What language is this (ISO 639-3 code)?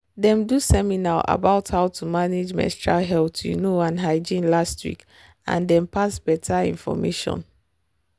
pcm